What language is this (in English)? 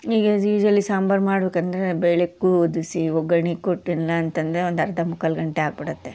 Kannada